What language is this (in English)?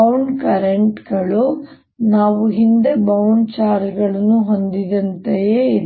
Kannada